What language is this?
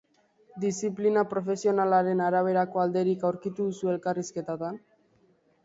Basque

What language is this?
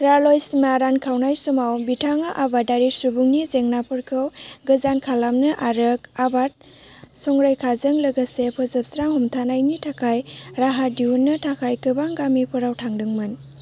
Bodo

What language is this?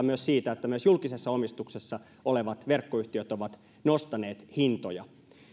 Finnish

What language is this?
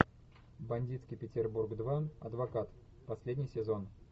Russian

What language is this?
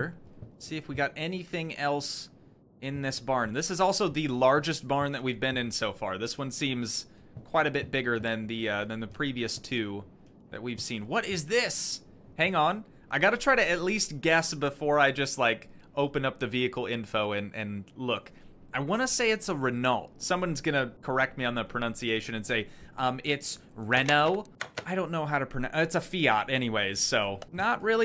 English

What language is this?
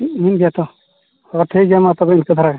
Santali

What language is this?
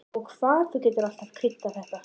Icelandic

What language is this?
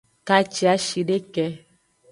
Aja (Benin)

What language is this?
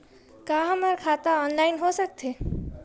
Chhattisgarhi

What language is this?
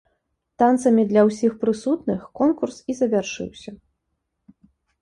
Belarusian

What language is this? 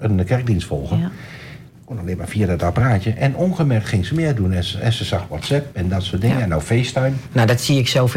Dutch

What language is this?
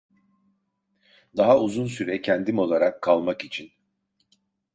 Turkish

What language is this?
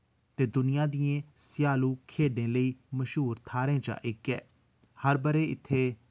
Dogri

